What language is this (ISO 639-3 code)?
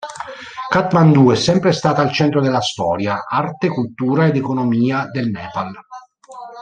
ita